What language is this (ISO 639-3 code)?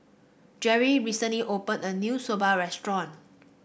eng